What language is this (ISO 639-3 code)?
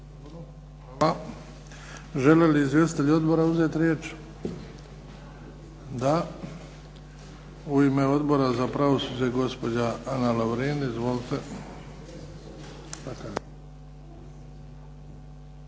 hrv